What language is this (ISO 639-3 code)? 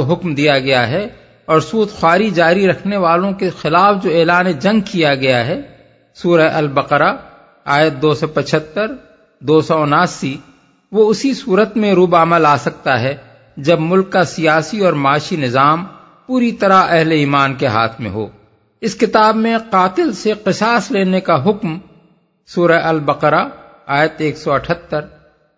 urd